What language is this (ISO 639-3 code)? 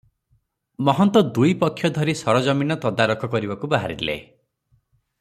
ori